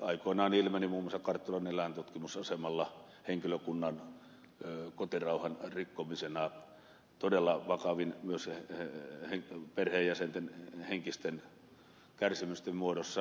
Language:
Finnish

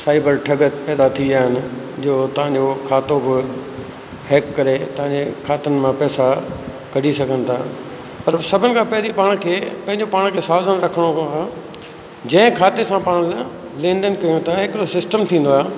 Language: Sindhi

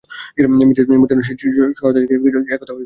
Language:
Bangla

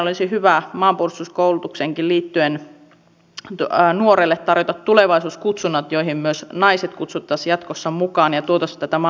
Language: Finnish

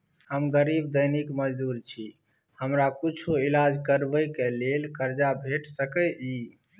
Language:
Maithili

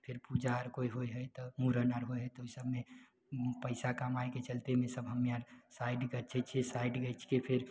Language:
Maithili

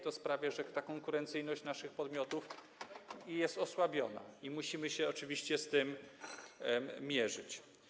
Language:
Polish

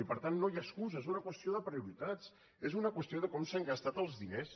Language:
Catalan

